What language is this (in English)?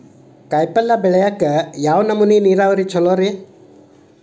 Kannada